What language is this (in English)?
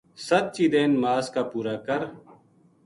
Gujari